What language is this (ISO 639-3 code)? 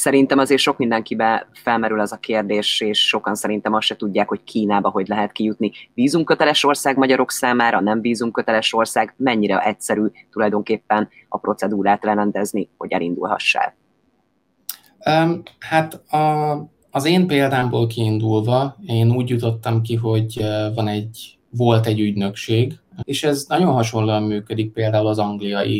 hun